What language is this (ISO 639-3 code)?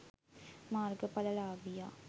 sin